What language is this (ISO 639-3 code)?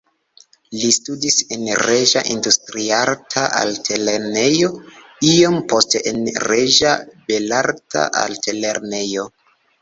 epo